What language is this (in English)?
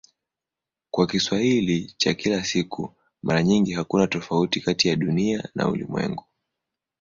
Swahili